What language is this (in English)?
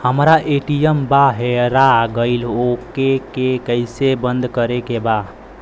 Bhojpuri